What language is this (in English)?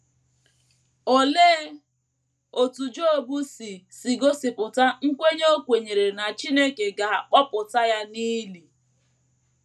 Igbo